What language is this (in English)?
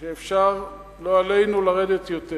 Hebrew